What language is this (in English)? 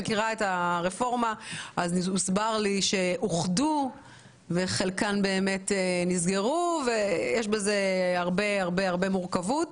Hebrew